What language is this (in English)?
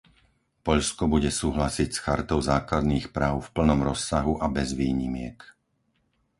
Slovak